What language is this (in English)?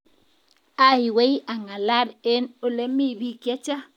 Kalenjin